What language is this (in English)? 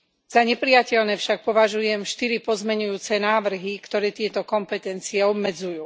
Slovak